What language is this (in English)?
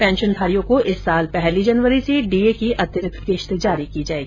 Hindi